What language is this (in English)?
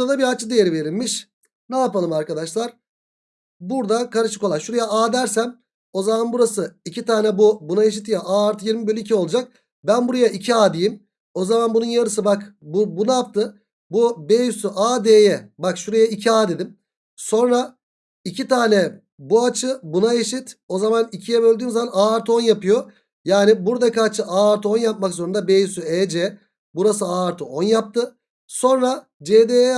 Turkish